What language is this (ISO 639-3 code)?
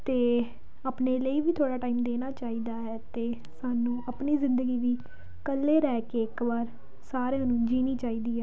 pan